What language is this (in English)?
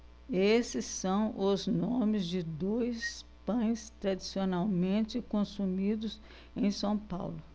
Portuguese